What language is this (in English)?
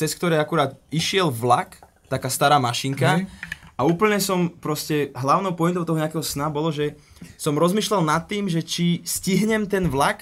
Slovak